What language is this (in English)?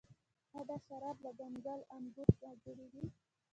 Pashto